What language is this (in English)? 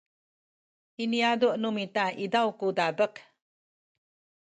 Sakizaya